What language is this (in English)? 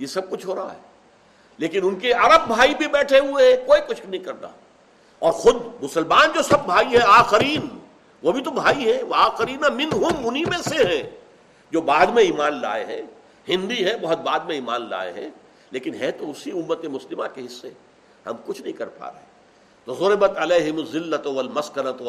Urdu